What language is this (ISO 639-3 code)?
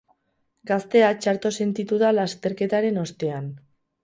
eus